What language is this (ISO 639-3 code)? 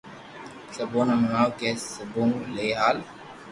lrk